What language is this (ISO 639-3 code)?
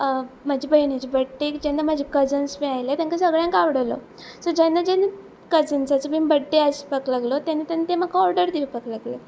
kok